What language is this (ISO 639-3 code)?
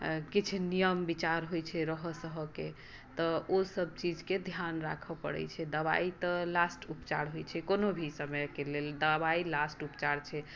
mai